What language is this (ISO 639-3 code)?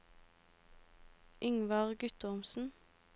nor